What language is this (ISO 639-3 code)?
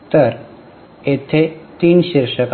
mar